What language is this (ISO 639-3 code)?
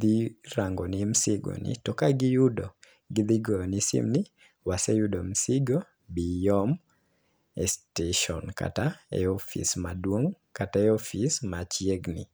luo